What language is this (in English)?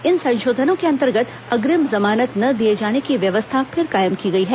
Hindi